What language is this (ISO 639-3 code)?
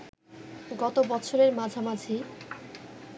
ben